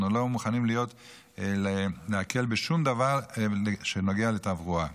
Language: Hebrew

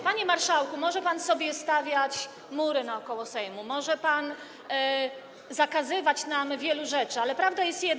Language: Polish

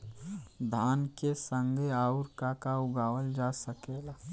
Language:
Bhojpuri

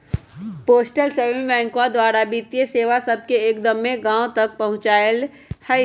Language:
Magahi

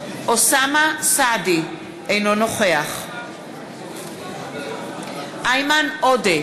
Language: Hebrew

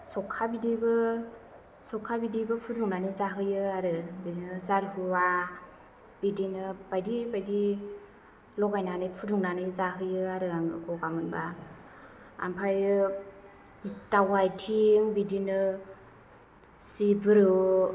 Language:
Bodo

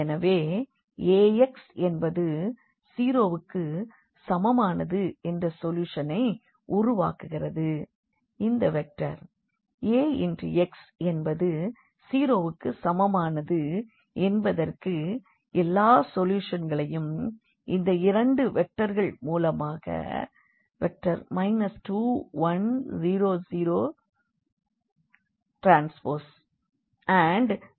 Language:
Tamil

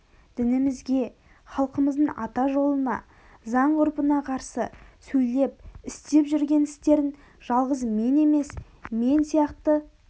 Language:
Kazakh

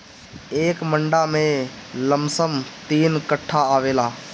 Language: Bhojpuri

